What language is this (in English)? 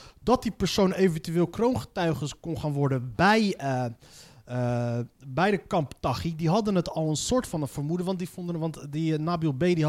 Dutch